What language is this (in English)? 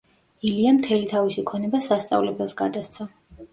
Georgian